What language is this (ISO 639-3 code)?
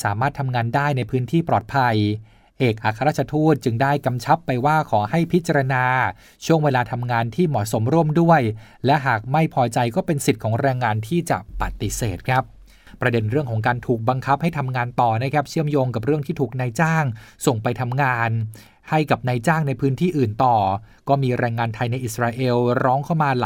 tha